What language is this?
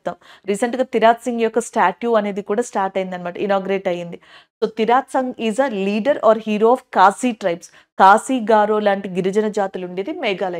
Telugu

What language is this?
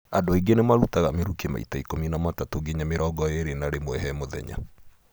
Kikuyu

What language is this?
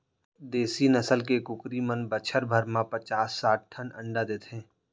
Chhattisgarhi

